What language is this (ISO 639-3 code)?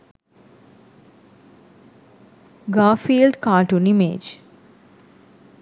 sin